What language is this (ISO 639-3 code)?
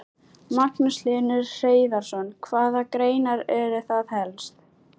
isl